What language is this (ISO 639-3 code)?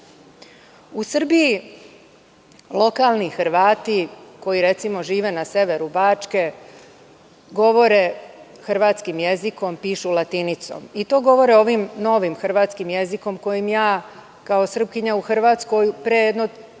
srp